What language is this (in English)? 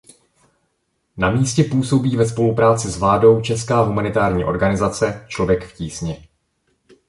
Czech